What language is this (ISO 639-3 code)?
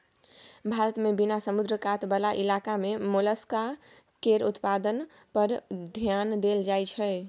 mai